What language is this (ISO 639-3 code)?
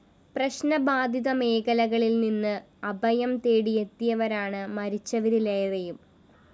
mal